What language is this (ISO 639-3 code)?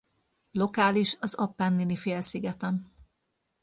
hun